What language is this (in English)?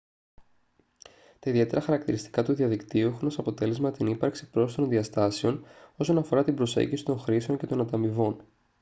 Greek